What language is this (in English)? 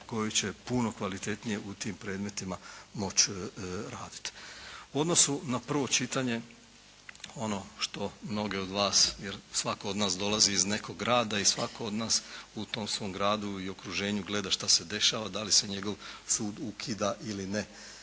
Croatian